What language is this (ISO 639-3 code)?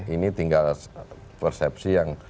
ind